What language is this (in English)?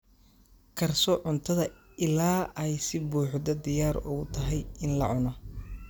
Somali